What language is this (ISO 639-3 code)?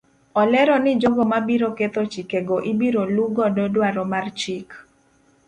luo